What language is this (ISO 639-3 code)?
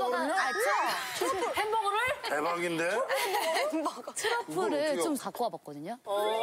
kor